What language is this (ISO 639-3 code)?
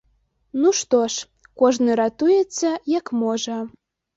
bel